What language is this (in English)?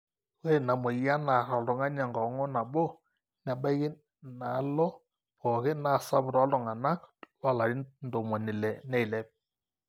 Masai